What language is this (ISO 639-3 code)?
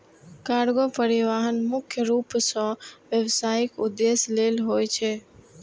mai